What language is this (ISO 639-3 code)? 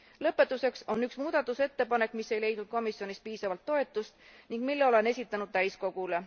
est